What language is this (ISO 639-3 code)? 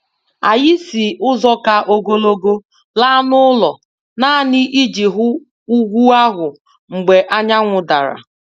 ibo